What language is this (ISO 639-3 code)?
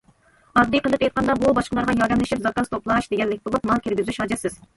uig